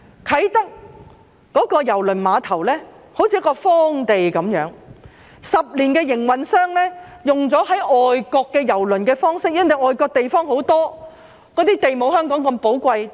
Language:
Cantonese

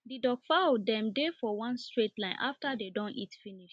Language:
Nigerian Pidgin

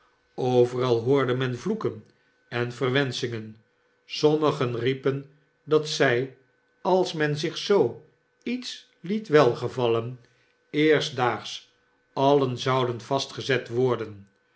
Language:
Dutch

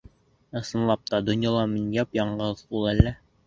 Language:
Bashkir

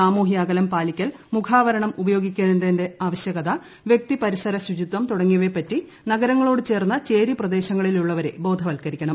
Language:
Malayalam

